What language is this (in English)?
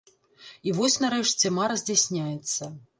Belarusian